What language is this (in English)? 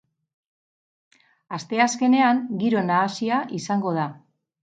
Basque